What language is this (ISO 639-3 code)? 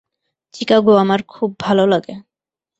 ben